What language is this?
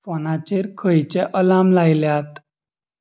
Konkani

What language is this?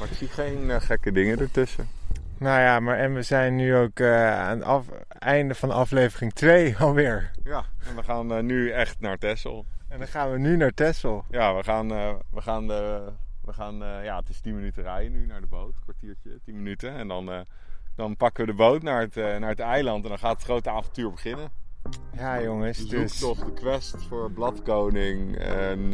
Dutch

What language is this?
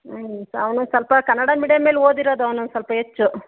Kannada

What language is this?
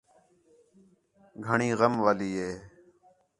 Khetrani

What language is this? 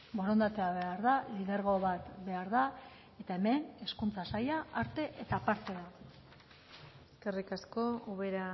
Basque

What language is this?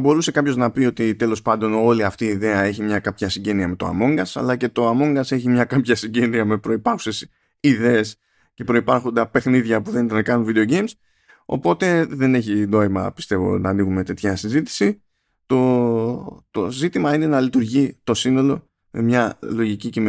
Greek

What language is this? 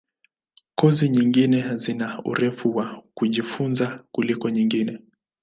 Swahili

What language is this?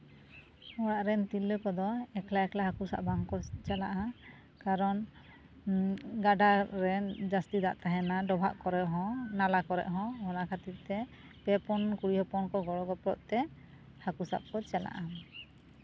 Santali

